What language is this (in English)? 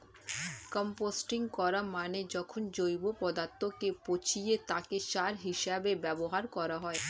Bangla